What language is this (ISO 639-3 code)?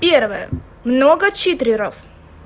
rus